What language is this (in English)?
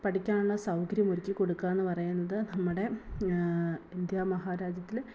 Malayalam